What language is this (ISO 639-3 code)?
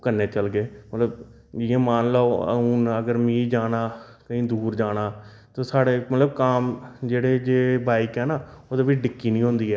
doi